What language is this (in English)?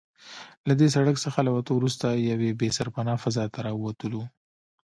Pashto